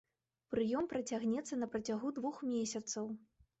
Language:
Belarusian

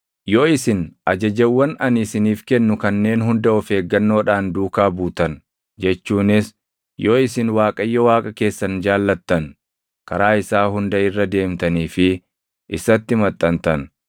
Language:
Oromo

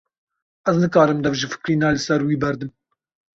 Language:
Kurdish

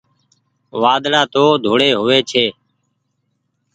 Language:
Goaria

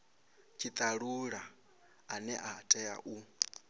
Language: Venda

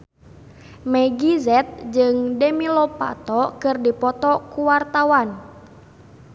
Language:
Sundanese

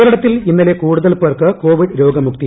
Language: Malayalam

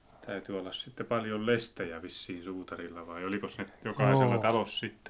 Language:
Finnish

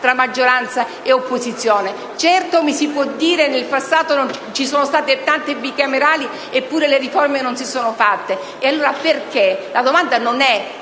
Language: Italian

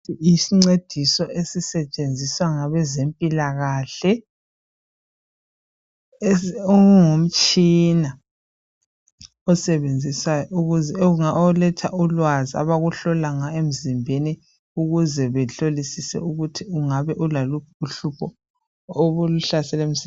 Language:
North Ndebele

